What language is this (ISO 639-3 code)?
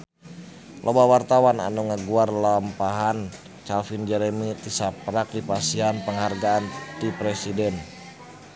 sun